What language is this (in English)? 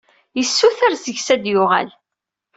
Kabyle